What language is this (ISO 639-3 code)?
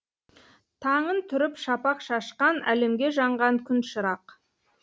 kaz